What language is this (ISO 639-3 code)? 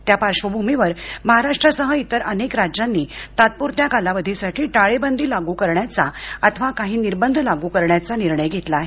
mar